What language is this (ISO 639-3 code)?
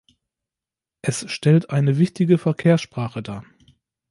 deu